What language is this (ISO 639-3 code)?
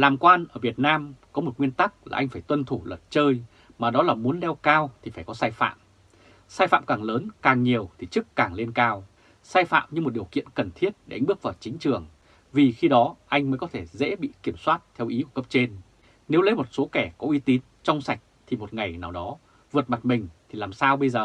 vie